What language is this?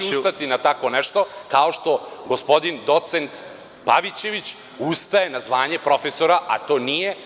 Serbian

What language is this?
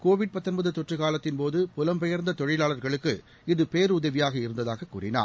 Tamil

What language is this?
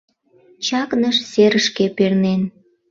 Mari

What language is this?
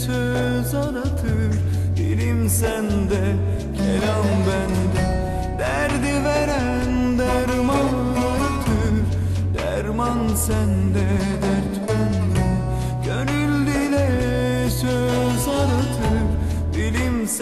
Turkish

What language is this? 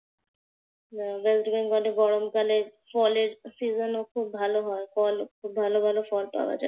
Bangla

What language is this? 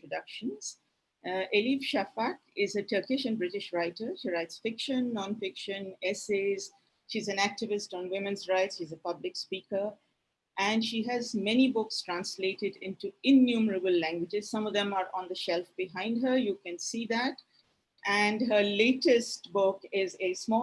English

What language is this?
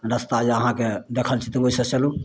Maithili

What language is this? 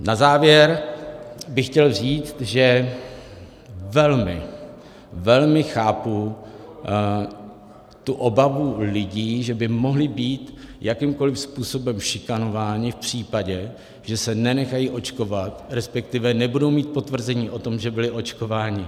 Czech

